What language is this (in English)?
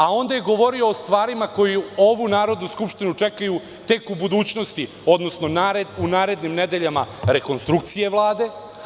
Serbian